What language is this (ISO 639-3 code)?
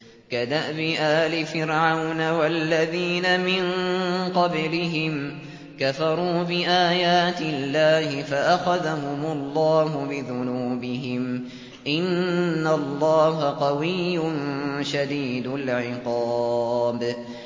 ara